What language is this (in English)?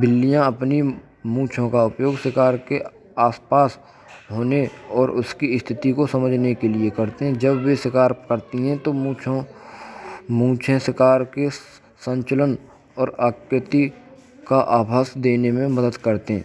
Braj